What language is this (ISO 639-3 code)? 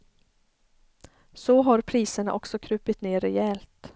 swe